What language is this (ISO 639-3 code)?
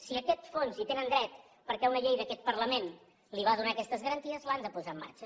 cat